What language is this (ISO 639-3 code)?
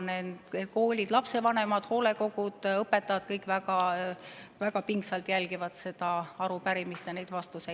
est